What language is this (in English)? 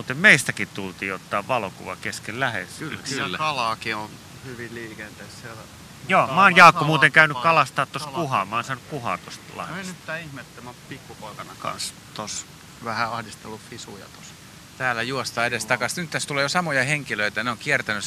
Finnish